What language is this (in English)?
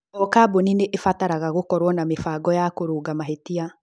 Kikuyu